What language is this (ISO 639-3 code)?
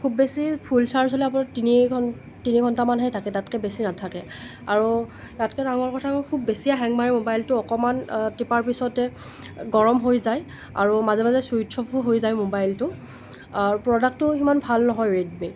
asm